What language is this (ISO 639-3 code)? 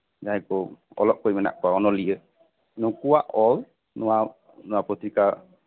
sat